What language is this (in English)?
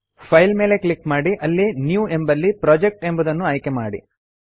Kannada